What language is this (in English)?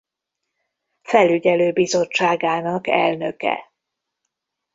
Hungarian